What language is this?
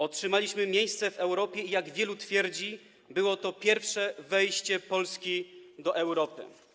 Polish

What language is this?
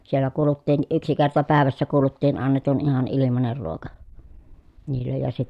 Finnish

